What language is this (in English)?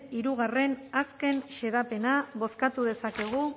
Basque